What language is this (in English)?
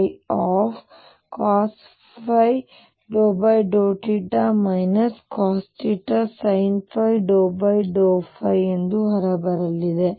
Kannada